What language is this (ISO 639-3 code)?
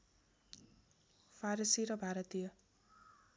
nep